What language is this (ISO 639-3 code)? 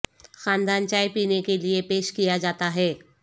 urd